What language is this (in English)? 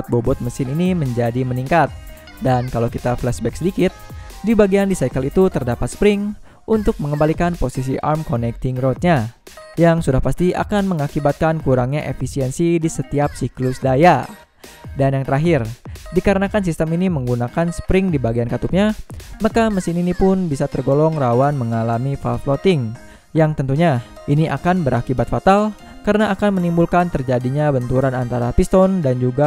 Indonesian